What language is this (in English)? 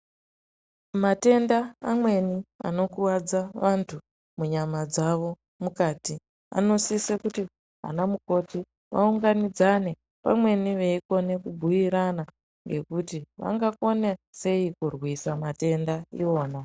Ndau